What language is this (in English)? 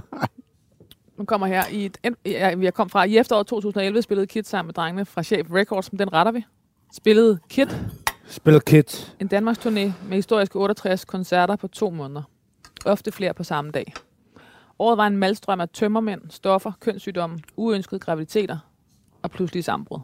Danish